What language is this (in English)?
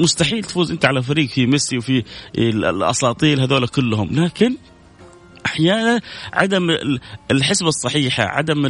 Arabic